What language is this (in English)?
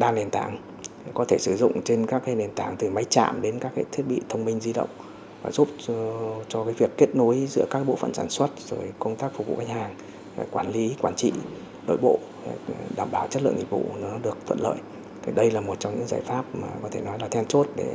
Vietnamese